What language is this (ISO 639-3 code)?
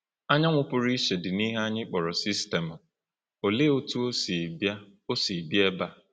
ibo